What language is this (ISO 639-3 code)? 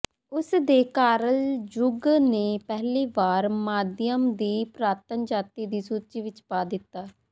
pan